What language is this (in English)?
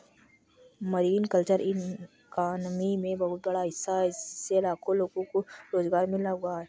Hindi